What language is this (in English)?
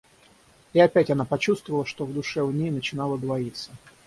Russian